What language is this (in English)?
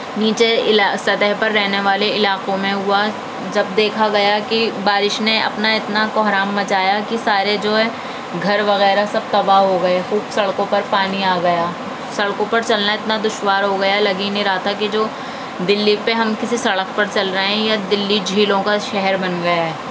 Urdu